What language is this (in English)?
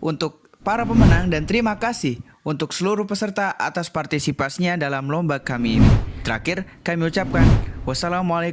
Indonesian